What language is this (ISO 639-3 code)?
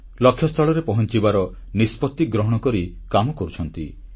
ori